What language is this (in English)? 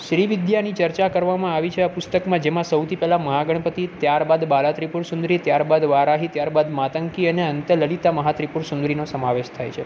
Gujarati